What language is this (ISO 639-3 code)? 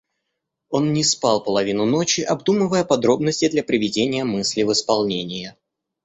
rus